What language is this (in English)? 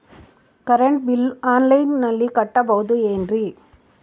Kannada